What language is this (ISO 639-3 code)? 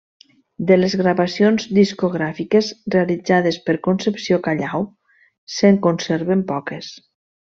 cat